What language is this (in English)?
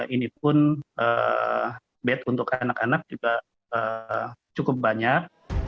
Indonesian